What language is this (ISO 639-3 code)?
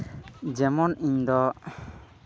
sat